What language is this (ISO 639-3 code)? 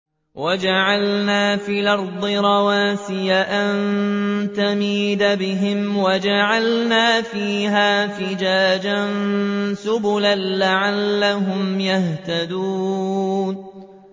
ara